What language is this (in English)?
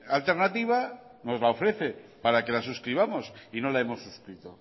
Spanish